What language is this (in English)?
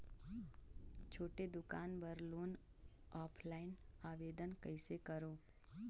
Chhattisgarhi